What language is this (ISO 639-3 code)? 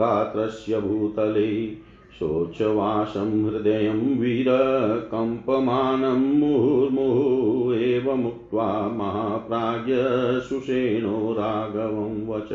hin